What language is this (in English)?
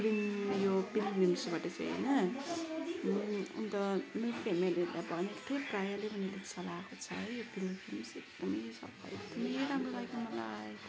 Nepali